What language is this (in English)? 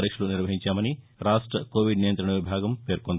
Telugu